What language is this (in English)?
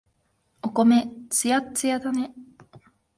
Japanese